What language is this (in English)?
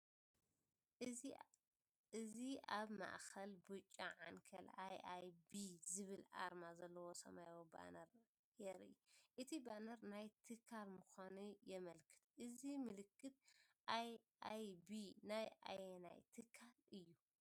Tigrinya